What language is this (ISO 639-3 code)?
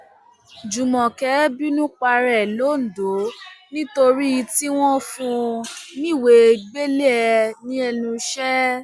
yor